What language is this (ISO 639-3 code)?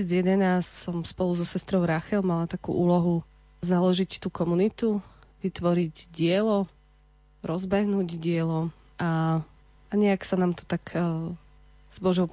slk